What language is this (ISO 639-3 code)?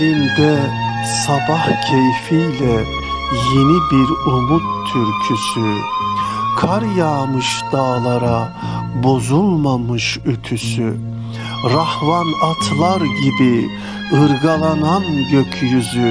tur